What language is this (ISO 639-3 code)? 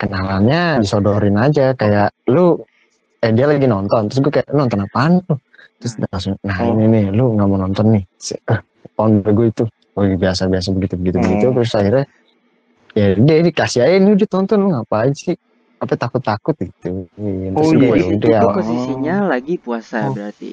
ind